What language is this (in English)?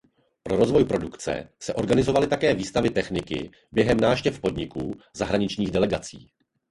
Czech